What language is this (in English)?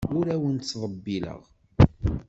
Kabyle